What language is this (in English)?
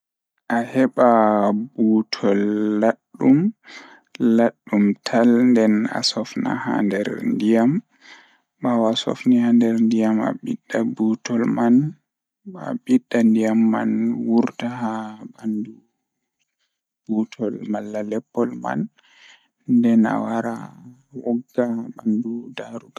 Fula